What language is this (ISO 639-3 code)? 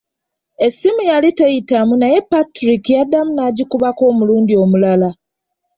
lug